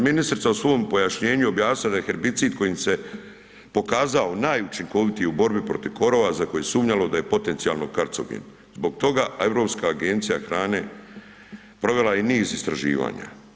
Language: Croatian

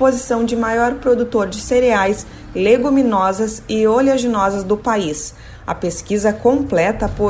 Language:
Portuguese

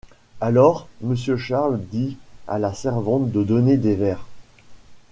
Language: French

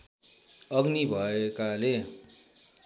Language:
Nepali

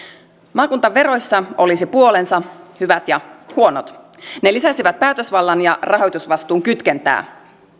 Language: Finnish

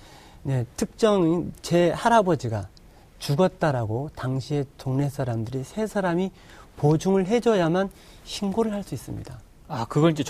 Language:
Korean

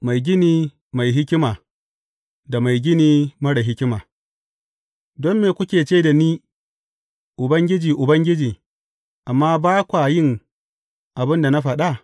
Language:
Hausa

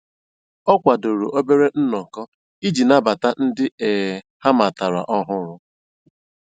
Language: Igbo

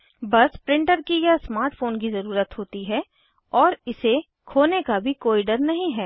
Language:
Hindi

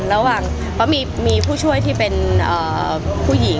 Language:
Thai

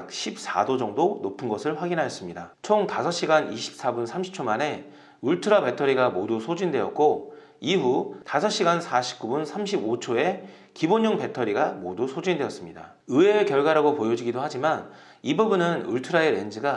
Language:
Korean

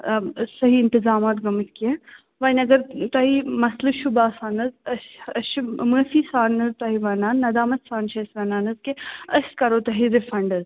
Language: Kashmiri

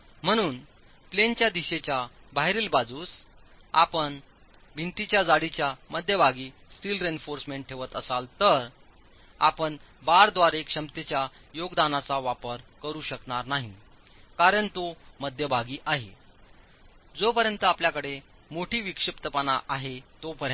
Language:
Marathi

